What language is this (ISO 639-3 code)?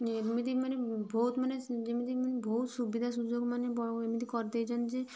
ori